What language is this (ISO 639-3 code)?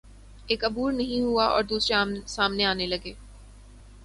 urd